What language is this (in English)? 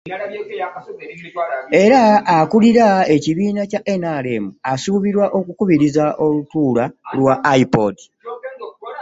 Ganda